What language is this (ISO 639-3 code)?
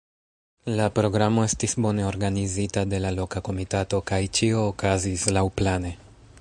epo